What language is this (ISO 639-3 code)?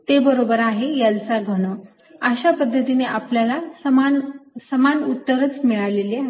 mar